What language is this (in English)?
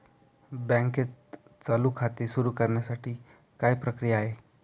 Marathi